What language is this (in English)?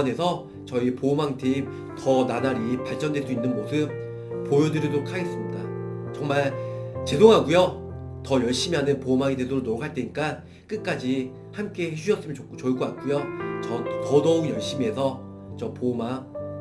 Korean